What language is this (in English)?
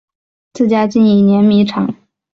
Chinese